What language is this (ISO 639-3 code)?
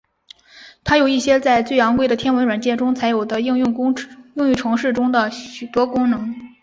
zho